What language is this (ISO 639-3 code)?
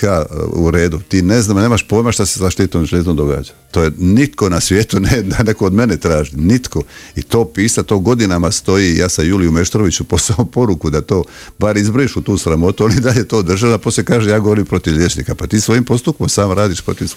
hrv